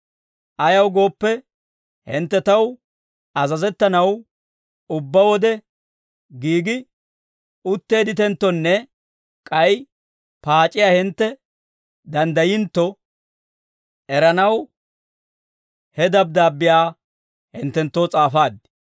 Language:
Dawro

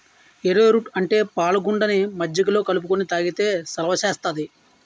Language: Telugu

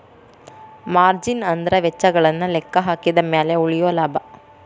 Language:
Kannada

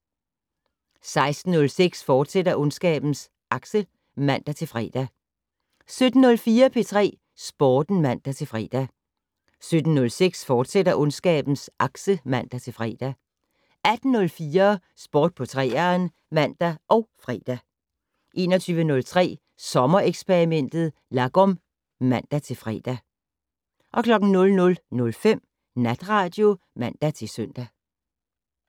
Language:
Danish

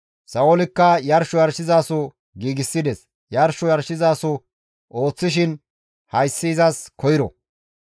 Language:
Gamo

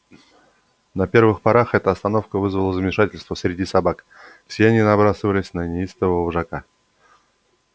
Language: Russian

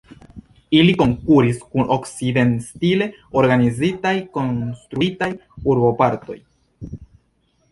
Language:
Esperanto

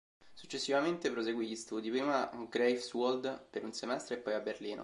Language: Italian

